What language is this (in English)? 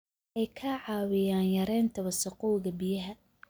Somali